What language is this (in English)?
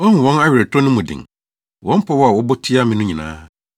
Akan